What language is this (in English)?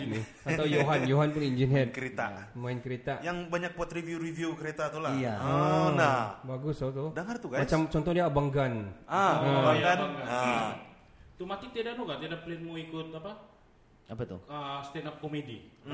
Malay